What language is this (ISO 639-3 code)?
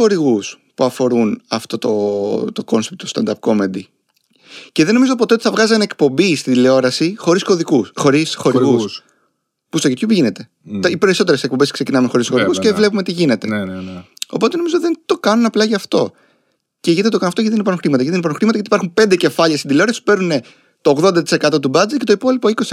ell